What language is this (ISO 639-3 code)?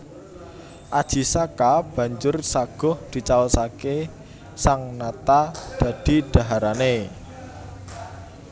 jav